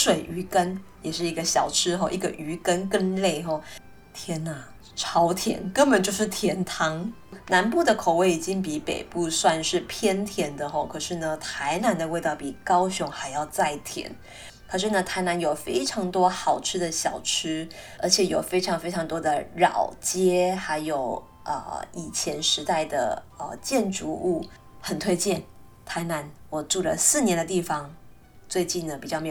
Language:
Chinese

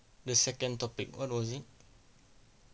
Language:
English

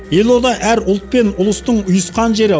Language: Kazakh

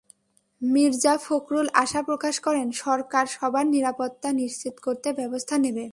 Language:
Bangla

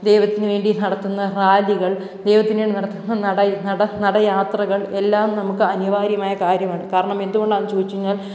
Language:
Malayalam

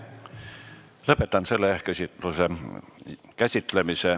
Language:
Estonian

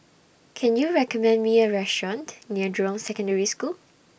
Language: English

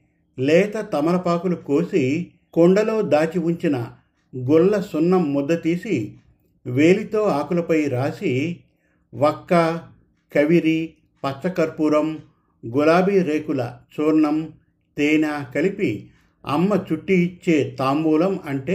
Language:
Telugu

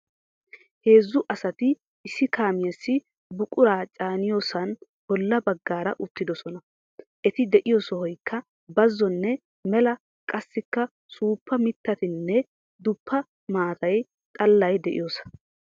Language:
Wolaytta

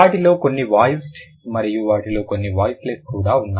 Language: Telugu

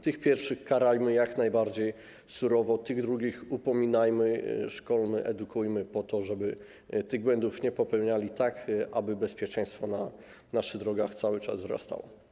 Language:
Polish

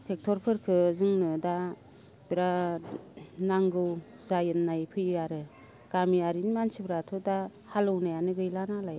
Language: Bodo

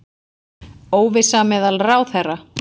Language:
Icelandic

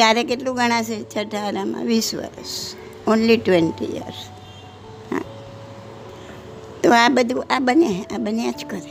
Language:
Gujarati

